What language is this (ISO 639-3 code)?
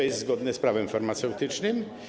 pol